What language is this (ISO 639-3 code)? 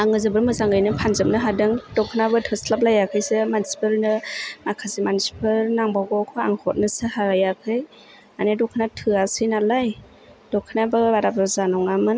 brx